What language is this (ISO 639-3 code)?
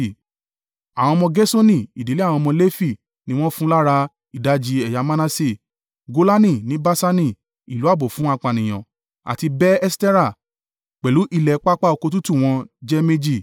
yor